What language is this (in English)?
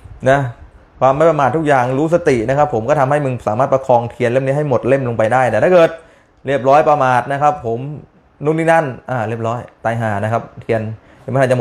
Thai